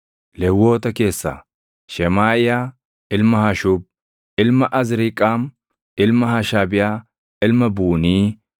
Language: Oromo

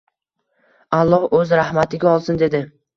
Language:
Uzbek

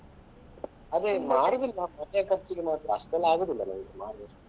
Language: Kannada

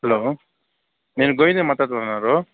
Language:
Telugu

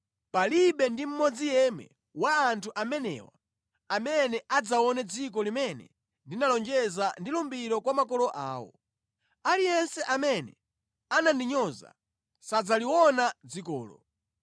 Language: Nyanja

